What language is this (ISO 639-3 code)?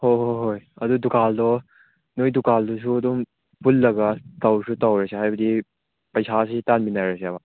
mni